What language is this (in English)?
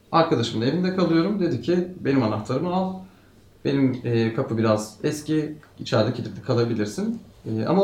Turkish